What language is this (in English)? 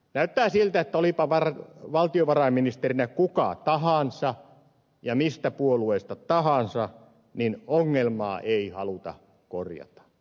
Finnish